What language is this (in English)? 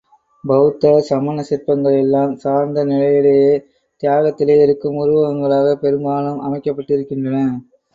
Tamil